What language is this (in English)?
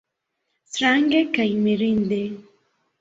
Esperanto